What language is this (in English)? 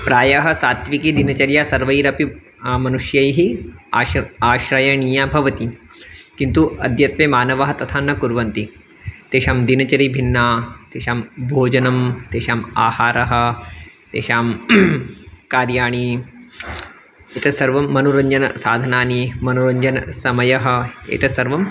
Sanskrit